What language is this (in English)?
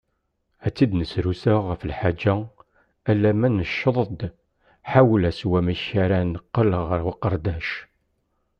Kabyle